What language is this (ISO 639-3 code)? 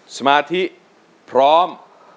tha